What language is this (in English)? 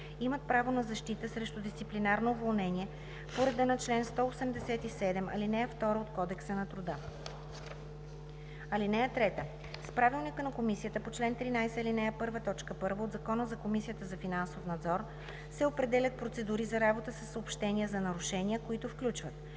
Bulgarian